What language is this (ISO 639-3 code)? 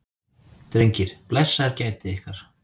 isl